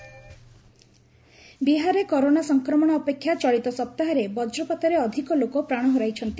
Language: Odia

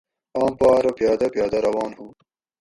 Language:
Gawri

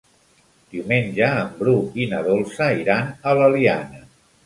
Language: Catalan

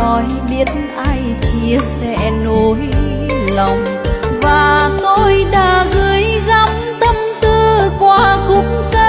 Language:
Vietnamese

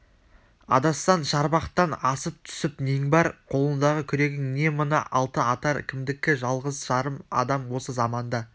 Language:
Kazakh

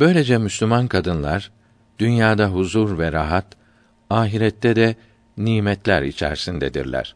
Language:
Turkish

